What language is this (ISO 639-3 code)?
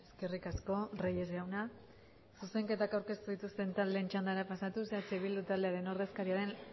eus